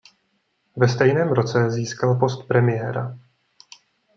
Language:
Czech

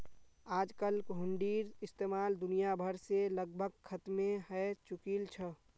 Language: Magahi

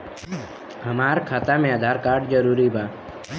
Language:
Bhojpuri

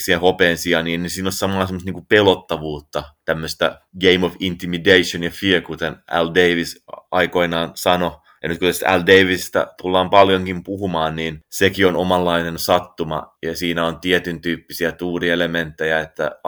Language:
Finnish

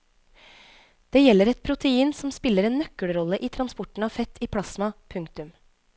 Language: Norwegian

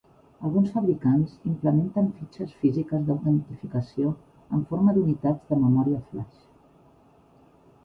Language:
Catalan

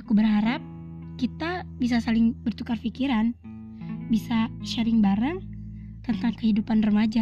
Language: Indonesian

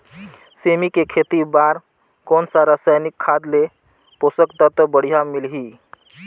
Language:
Chhattisgarhi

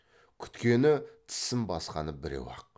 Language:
Kazakh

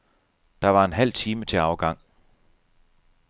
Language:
Danish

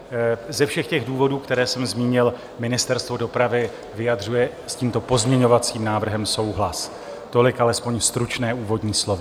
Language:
Czech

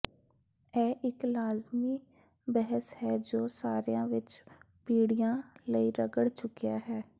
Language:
Punjabi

